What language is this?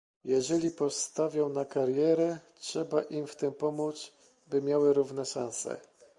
Polish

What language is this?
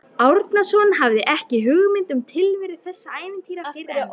Icelandic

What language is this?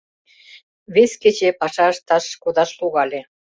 Mari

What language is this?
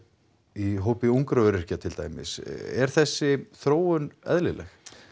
Icelandic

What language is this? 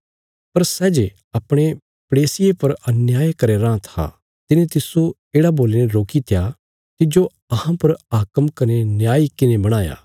Bilaspuri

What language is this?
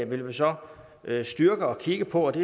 Danish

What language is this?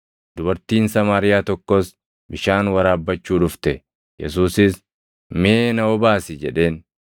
Oromo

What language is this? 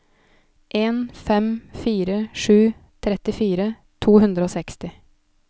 Norwegian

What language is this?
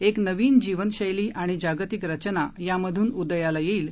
Marathi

